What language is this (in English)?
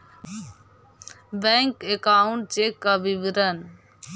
Magahi